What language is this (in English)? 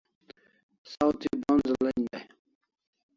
Kalasha